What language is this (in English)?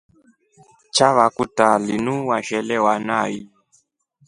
Rombo